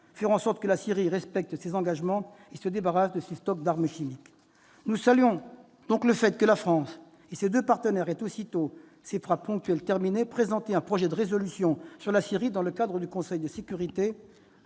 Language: French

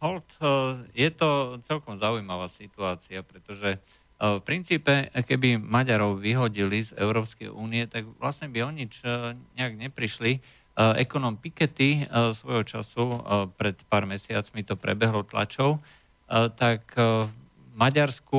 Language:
Slovak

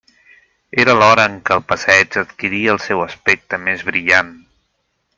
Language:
Catalan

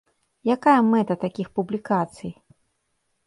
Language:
Belarusian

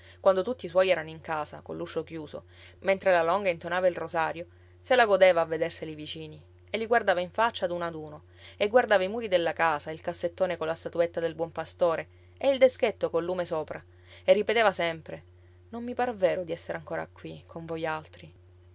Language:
Italian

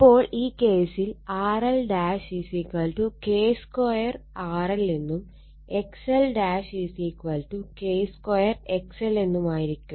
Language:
Malayalam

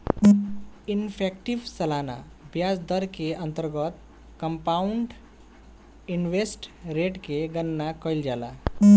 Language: Bhojpuri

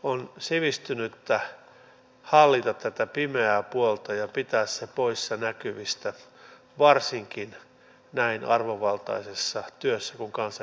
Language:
Finnish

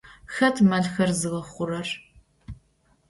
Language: Adyghe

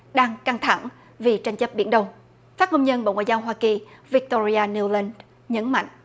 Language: Vietnamese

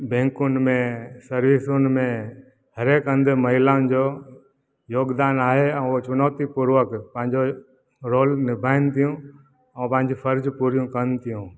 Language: Sindhi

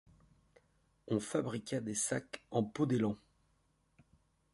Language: French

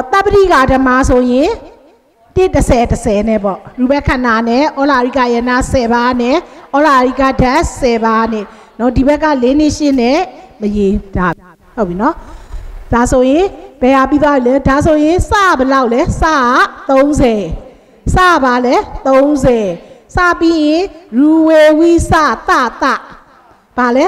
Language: Thai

